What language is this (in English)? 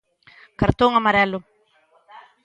Galician